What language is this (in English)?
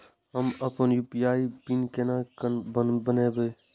Maithili